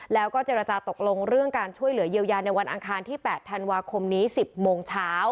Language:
Thai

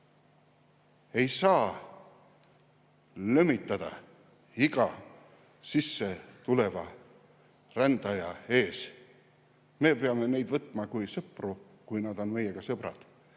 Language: Estonian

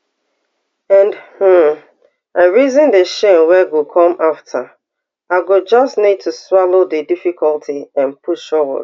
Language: Nigerian Pidgin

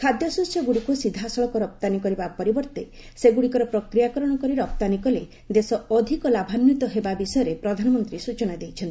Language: Odia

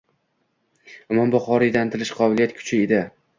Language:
Uzbek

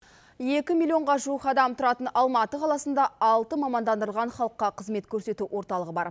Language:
Kazakh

